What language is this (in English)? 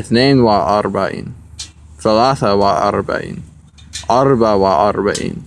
English